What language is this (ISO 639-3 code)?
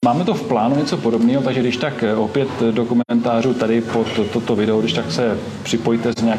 ces